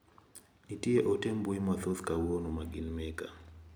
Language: Luo (Kenya and Tanzania)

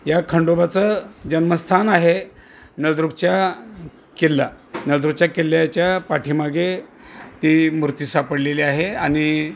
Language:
Marathi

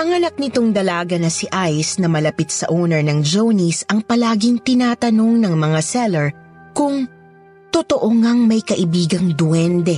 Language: Filipino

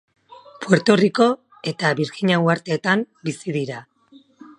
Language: Basque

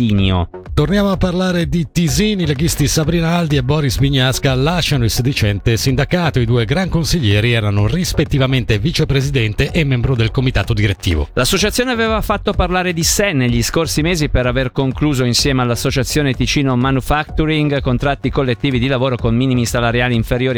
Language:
Italian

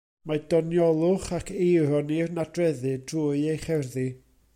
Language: Welsh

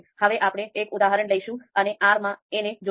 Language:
Gujarati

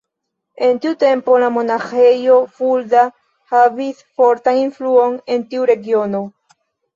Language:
Esperanto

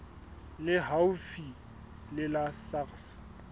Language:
Southern Sotho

